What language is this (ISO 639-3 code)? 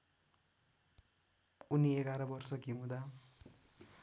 nep